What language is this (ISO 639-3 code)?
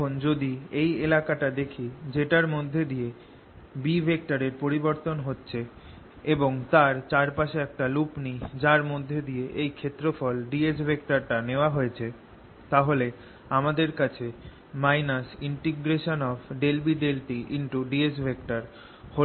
ben